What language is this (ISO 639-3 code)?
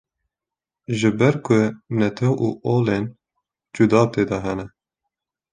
kur